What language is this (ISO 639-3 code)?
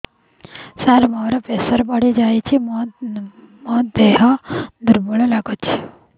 ori